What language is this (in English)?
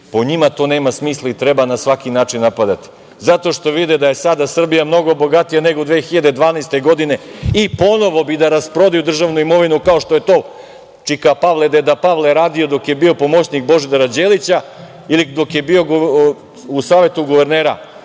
Serbian